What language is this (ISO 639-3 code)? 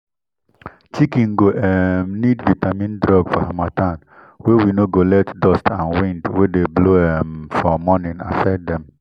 pcm